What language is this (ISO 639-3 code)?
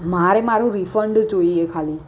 guj